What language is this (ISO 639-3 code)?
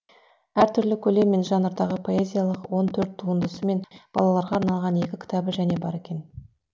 kaz